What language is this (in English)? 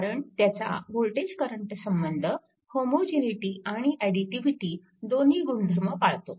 Marathi